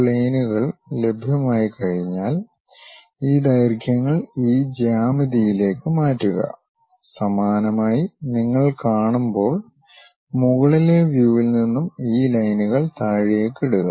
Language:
Malayalam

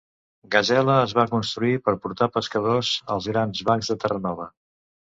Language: Catalan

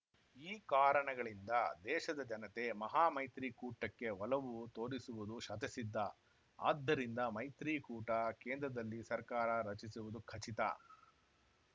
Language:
Kannada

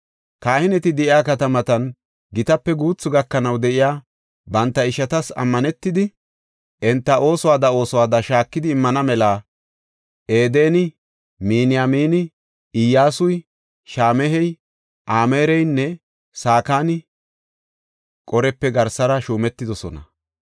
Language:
Gofa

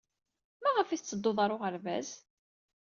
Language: Kabyle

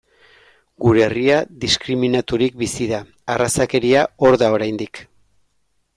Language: Basque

